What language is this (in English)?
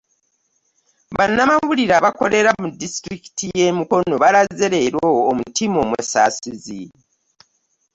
Ganda